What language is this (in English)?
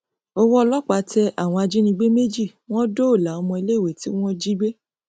Yoruba